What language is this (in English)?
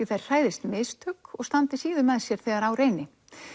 Icelandic